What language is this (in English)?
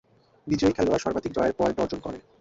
Bangla